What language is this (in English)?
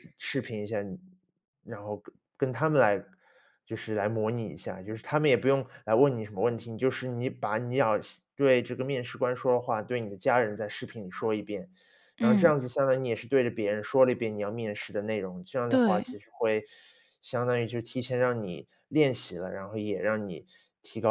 Chinese